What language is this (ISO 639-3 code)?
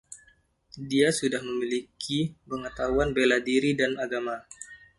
ind